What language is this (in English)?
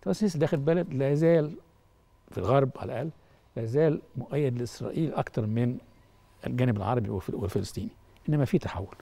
Arabic